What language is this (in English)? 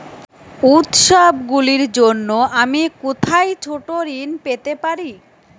Bangla